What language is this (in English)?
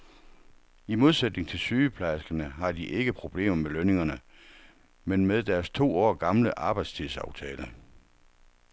Danish